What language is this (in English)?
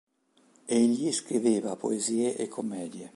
Italian